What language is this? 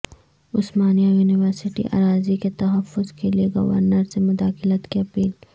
Urdu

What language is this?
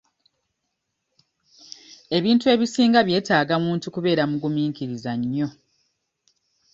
Ganda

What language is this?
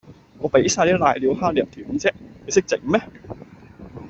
Cantonese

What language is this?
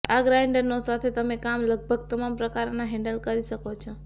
Gujarati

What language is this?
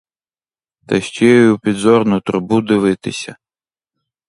Ukrainian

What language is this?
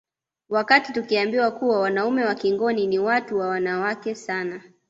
Swahili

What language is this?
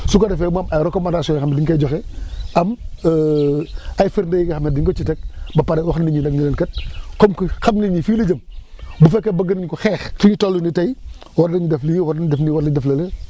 Wolof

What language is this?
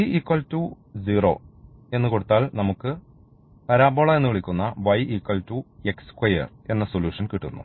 Malayalam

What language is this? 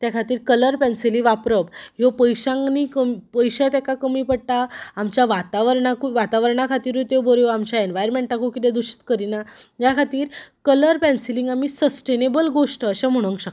Konkani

